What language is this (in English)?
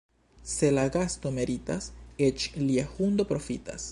Esperanto